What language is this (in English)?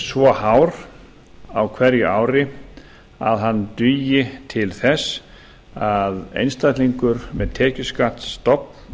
Icelandic